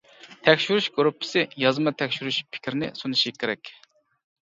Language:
Uyghur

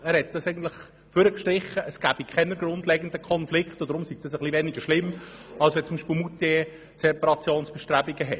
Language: Swiss German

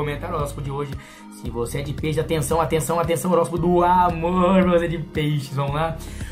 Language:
Portuguese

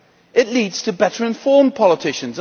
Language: English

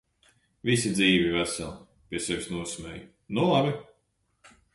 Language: Latvian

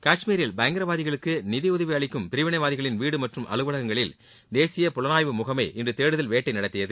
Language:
Tamil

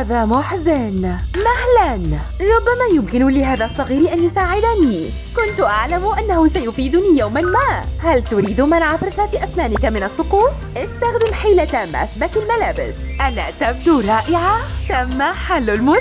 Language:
Arabic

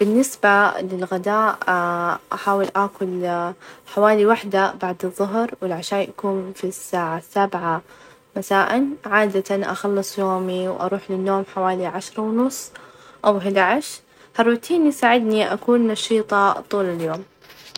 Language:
Najdi Arabic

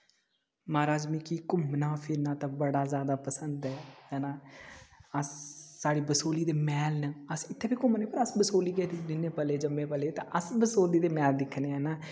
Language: Dogri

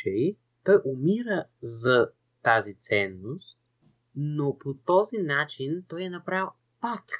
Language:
Bulgarian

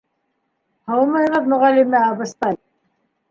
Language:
Bashkir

